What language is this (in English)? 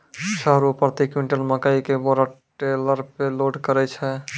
Maithili